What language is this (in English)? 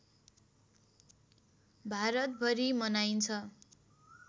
Nepali